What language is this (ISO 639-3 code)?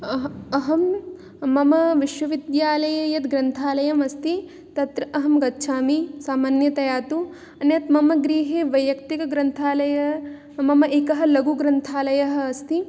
san